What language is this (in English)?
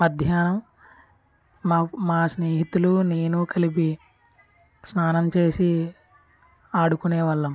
Telugu